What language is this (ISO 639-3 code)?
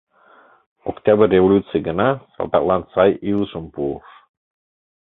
chm